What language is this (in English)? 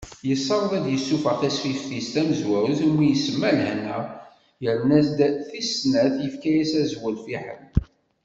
Kabyle